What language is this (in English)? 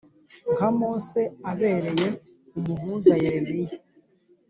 Kinyarwanda